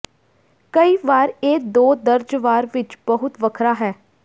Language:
Punjabi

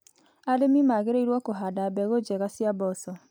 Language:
Kikuyu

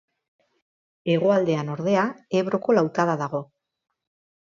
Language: Basque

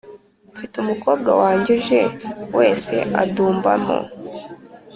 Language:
Kinyarwanda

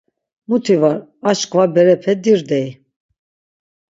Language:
Laz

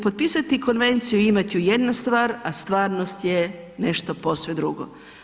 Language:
Croatian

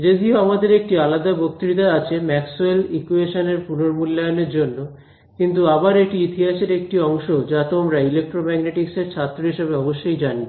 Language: Bangla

